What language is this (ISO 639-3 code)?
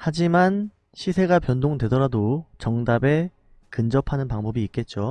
kor